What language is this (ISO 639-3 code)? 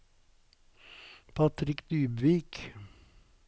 nor